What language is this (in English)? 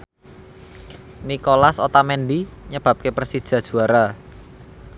Javanese